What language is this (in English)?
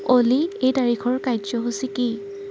Assamese